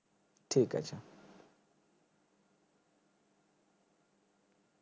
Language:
Bangla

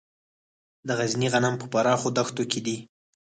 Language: Pashto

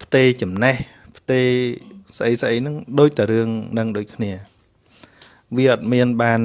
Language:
Vietnamese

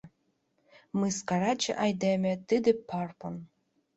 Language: Mari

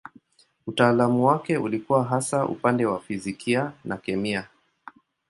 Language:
Swahili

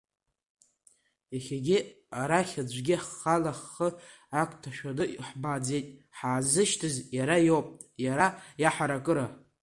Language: Abkhazian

